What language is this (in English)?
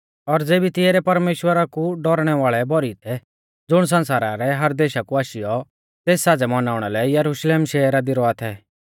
Mahasu Pahari